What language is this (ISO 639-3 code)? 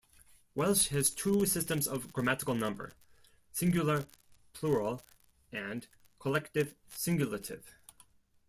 eng